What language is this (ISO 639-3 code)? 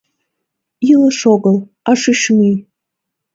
chm